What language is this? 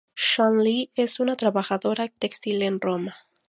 Spanish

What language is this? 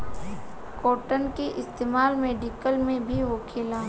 Bhojpuri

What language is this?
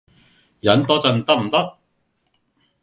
Cantonese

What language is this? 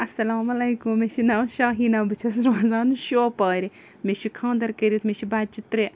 Kashmiri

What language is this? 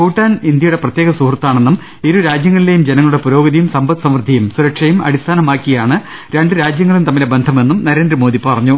Malayalam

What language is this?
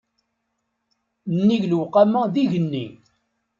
Kabyle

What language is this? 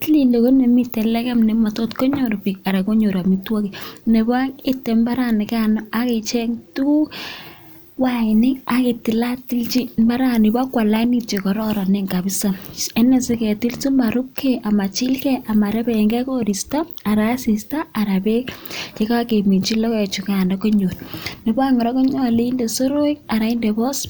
Kalenjin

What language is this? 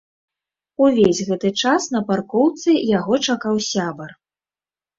Belarusian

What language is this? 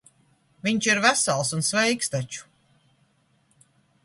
Latvian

